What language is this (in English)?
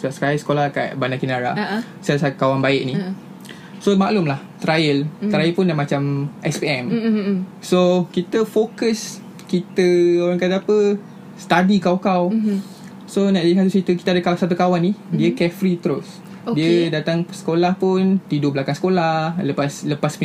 Malay